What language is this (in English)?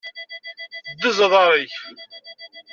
Kabyle